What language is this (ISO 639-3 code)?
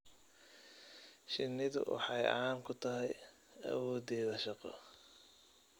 som